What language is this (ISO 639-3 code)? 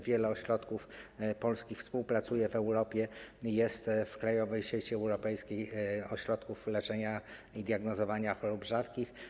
pol